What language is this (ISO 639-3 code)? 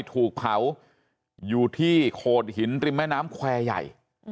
tha